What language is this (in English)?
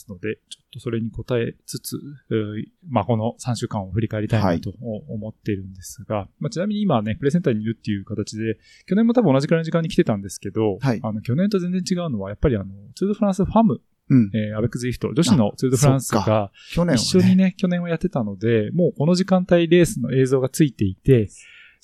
Japanese